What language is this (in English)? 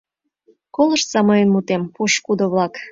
Mari